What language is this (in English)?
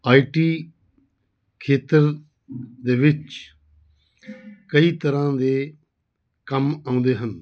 Punjabi